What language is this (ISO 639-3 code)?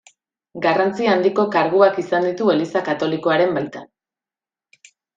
eus